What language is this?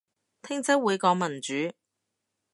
Cantonese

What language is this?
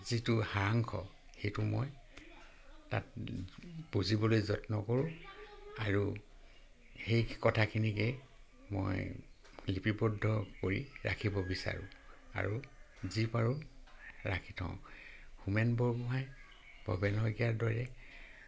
Assamese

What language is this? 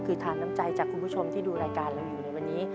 Thai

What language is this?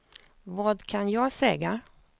Swedish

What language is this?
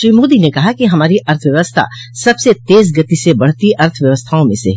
Hindi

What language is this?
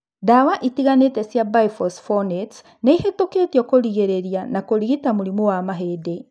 Kikuyu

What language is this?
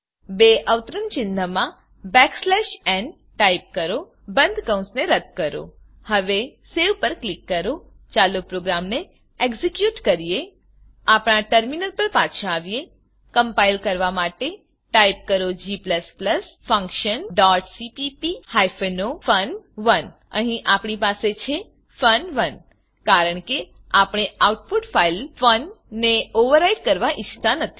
Gujarati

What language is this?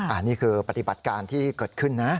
Thai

